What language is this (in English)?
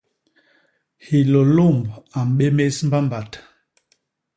Basaa